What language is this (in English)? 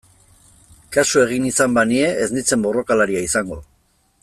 Basque